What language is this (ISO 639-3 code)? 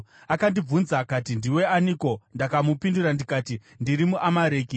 sna